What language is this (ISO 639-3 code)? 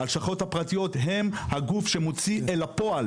heb